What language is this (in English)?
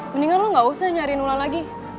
Indonesian